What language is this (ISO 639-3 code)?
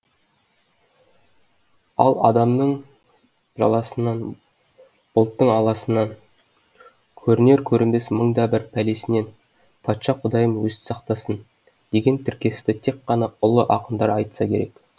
kaz